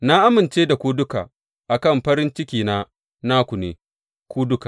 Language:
Hausa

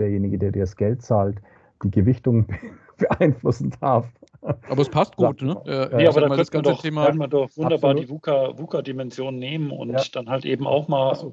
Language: German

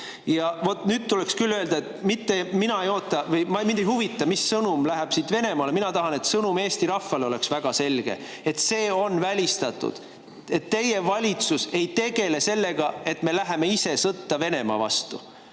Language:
Estonian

